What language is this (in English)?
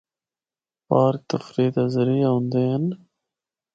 Northern Hindko